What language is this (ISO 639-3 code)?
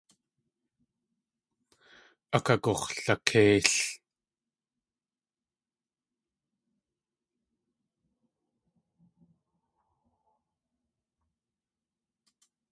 tli